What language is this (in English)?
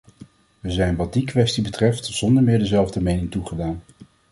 Dutch